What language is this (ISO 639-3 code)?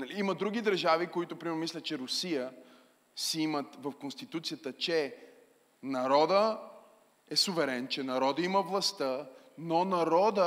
bul